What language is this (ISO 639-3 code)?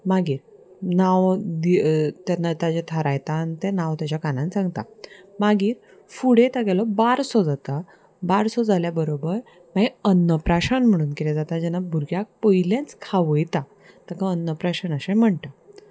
kok